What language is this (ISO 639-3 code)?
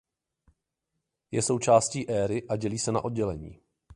ces